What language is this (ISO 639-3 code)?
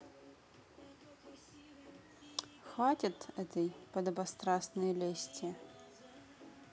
rus